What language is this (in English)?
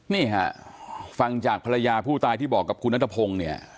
Thai